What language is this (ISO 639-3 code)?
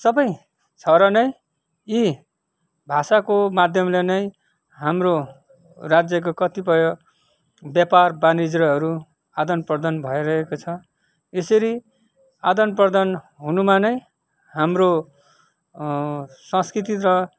nep